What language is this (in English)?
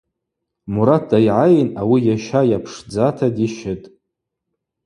Abaza